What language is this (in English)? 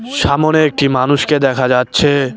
Bangla